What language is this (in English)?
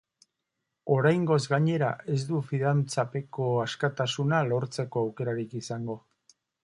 Basque